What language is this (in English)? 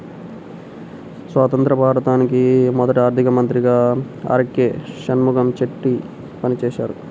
Telugu